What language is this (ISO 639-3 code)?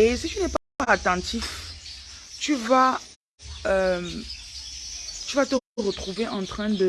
fra